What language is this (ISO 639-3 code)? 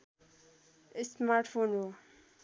nep